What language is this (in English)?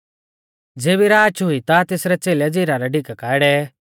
Mahasu Pahari